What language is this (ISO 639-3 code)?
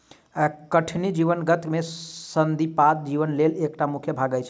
mai